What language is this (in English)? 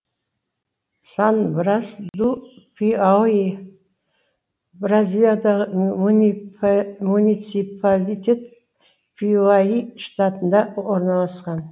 Kazakh